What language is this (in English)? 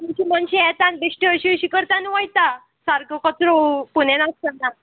Konkani